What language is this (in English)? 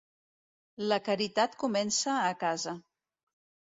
Catalan